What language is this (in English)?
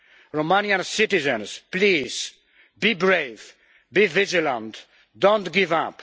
English